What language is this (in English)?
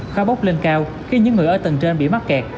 Vietnamese